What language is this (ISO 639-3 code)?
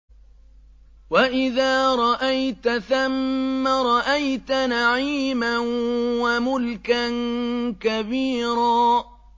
ara